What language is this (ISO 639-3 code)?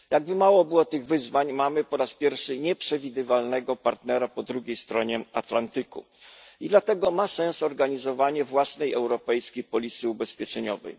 pol